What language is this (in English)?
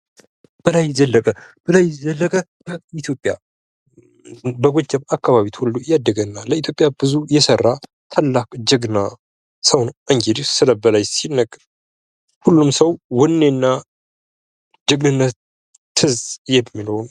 Amharic